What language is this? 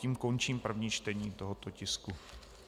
Czech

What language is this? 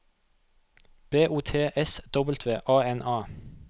Norwegian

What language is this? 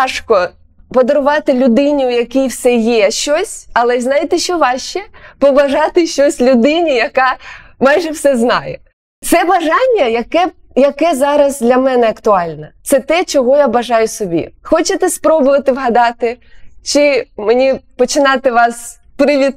Ukrainian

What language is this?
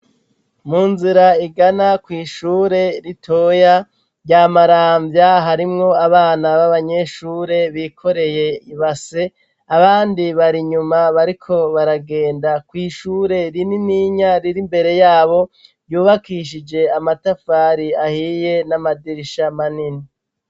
Rundi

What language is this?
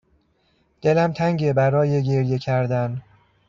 Persian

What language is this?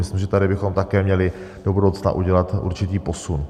Czech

